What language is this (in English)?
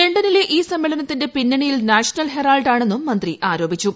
Malayalam